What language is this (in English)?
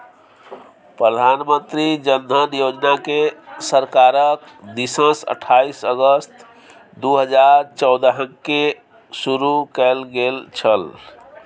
Maithili